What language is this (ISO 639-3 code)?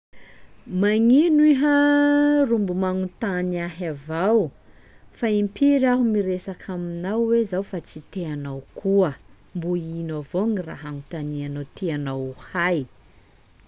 skg